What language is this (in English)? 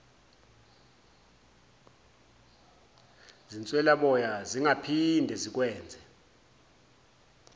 Zulu